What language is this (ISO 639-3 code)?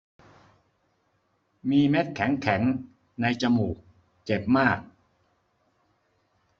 tha